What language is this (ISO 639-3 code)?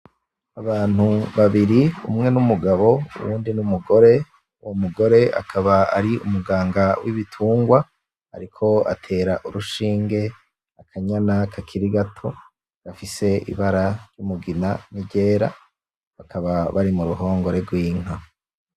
run